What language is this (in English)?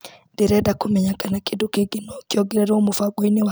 Kikuyu